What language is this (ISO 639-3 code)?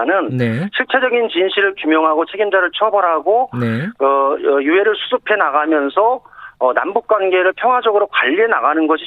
kor